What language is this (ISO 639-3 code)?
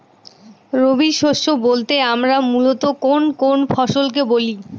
ben